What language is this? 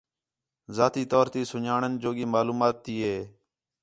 Khetrani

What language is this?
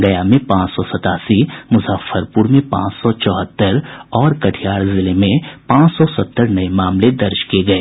Hindi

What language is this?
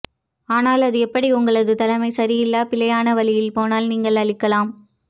Tamil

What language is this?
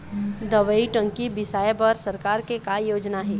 Chhattisgarhi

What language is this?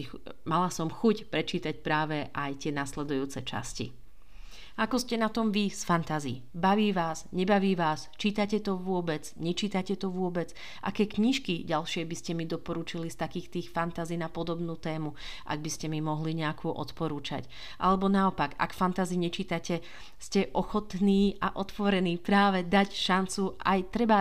Slovak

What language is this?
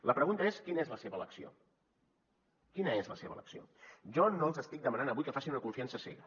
Catalan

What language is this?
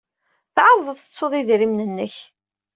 Kabyle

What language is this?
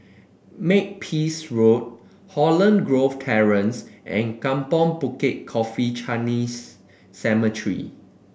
English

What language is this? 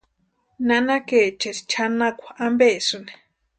Western Highland Purepecha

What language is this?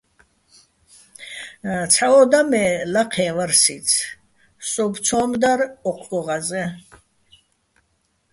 Bats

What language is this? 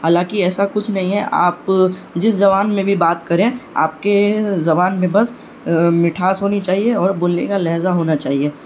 Urdu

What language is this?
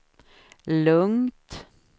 Swedish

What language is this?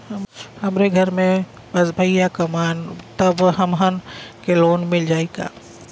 Bhojpuri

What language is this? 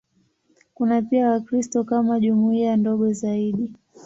Swahili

